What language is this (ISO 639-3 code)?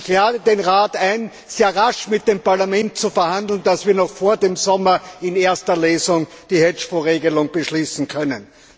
deu